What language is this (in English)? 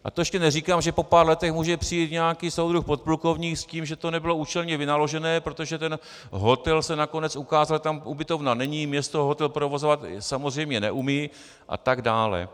Czech